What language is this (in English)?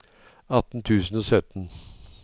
Norwegian